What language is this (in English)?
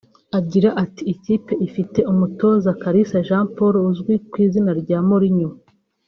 Kinyarwanda